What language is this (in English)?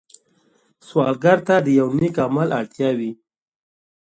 Pashto